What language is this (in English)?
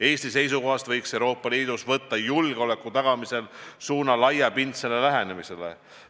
Estonian